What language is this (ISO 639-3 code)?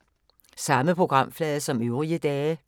dan